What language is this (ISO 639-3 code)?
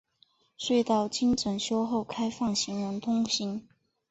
zho